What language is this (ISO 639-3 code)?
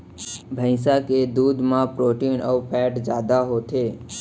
hne